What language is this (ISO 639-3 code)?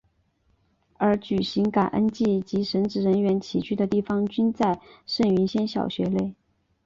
zho